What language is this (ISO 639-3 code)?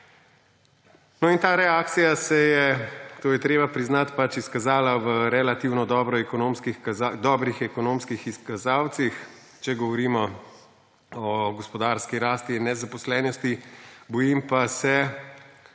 slv